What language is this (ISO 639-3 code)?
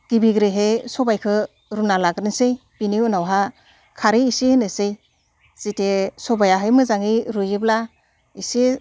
brx